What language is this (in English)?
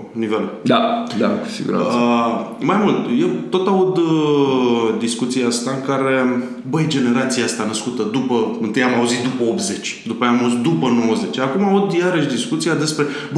Romanian